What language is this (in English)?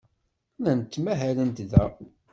Kabyle